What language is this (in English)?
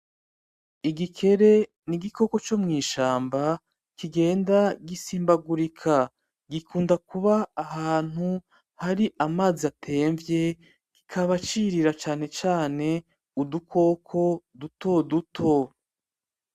Rundi